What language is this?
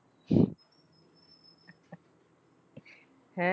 Punjabi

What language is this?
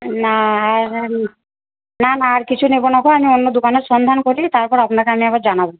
Bangla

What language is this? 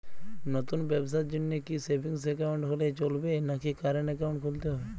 Bangla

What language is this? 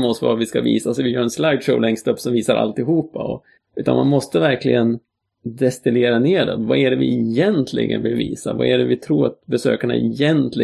Swedish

